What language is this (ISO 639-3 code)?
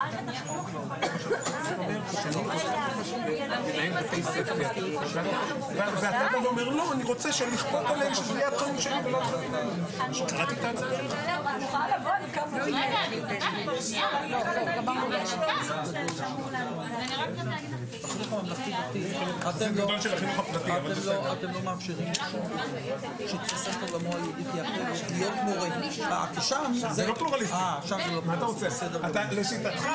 heb